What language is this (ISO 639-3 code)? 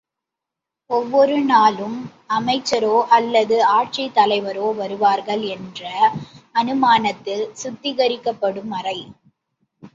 tam